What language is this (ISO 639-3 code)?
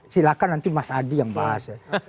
ind